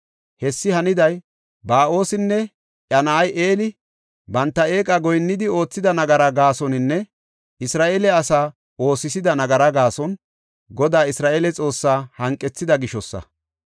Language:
Gofa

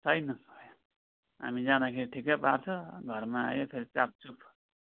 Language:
Nepali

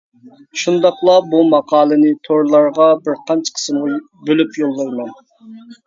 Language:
Uyghur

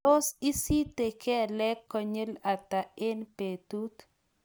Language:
Kalenjin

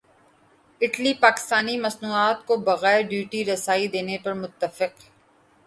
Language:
Urdu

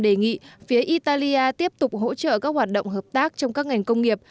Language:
Vietnamese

